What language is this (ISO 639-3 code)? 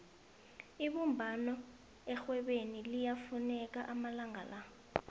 nbl